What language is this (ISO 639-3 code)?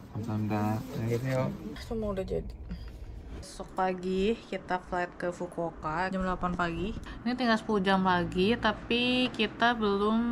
ind